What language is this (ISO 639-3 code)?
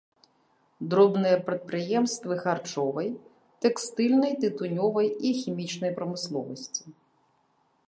bel